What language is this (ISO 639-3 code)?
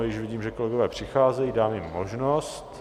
ces